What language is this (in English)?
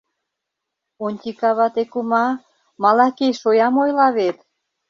Mari